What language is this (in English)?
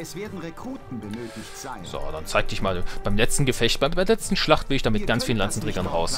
German